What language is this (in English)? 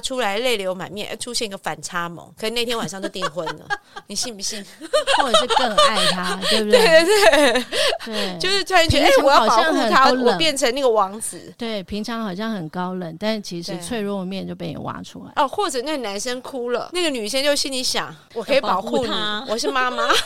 Chinese